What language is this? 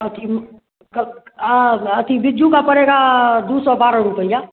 Hindi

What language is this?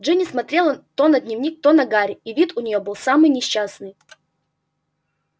Russian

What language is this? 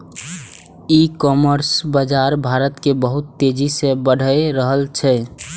Maithili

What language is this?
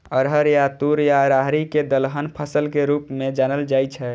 Maithili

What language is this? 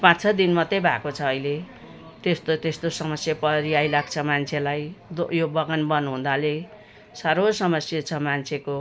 Nepali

